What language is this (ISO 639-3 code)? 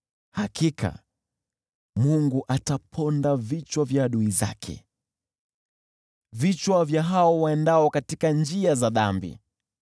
swa